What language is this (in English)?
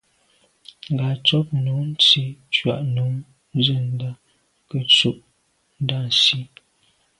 Medumba